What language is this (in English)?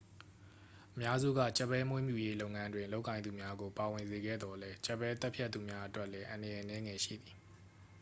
Burmese